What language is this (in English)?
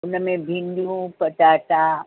Sindhi